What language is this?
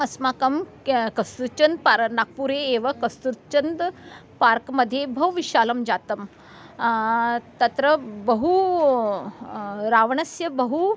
Sanskrit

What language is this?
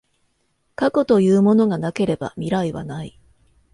Japanese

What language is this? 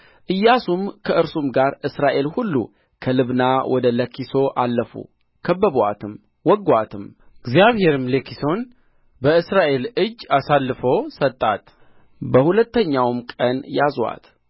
Amharic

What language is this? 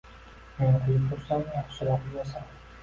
Uzbek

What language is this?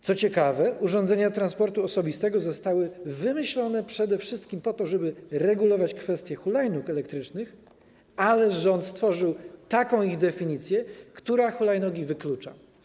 Polish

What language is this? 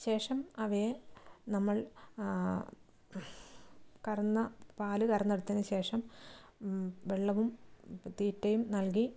Malayalam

